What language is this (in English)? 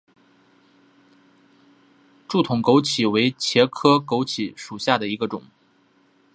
Chinese